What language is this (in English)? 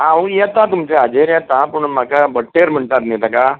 Konkani